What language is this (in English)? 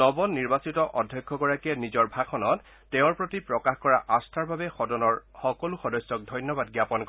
Assamese